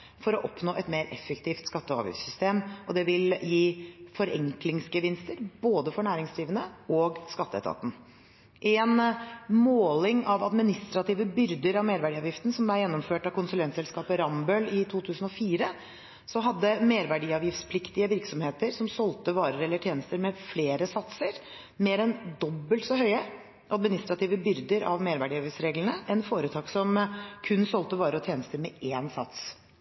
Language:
Norwegian Bokmål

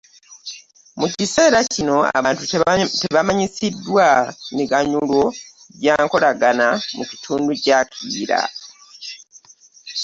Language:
Ganda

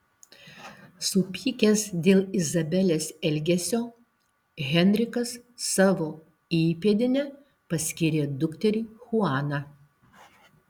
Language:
Lithuanian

